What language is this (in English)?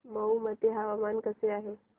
Marathi